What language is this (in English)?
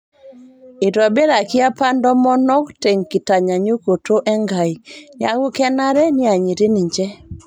Masai